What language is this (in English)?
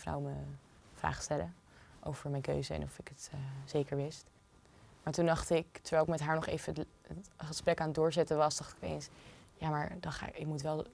Dutch